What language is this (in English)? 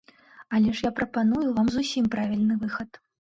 Belarusian